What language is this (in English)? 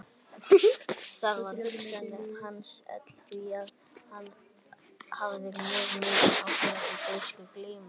Icelandic